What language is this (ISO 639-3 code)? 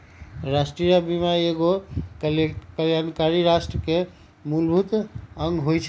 mag